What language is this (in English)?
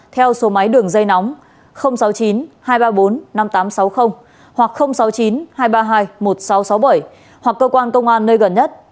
Vietnamese